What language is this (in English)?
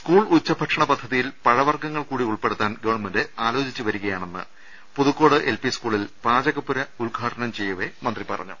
Malayalam